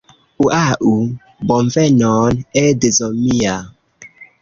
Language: Esperanto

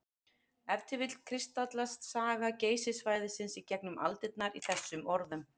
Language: Icelandic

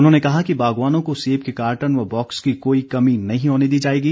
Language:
Hindi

